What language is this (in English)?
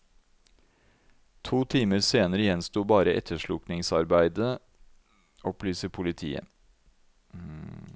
Norwegian